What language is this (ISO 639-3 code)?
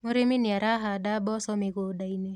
kik